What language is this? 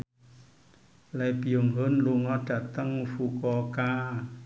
Javanese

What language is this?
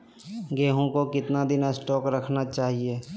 Magahi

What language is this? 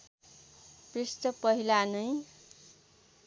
Nepali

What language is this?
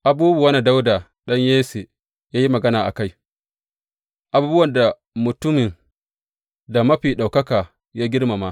Hausa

